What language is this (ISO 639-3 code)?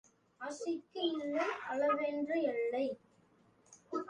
tam